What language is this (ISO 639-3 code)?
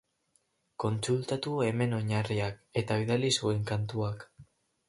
eus